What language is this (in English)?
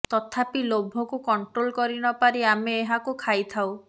Odia